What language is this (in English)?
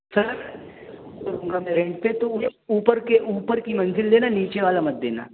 Urdu